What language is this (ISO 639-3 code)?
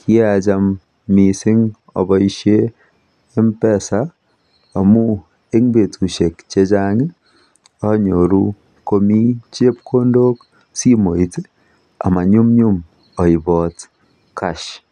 kln